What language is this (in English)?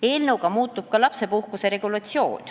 Estonian